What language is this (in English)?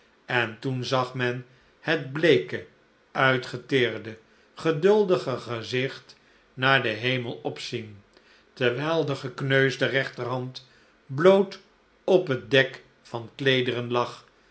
Dutch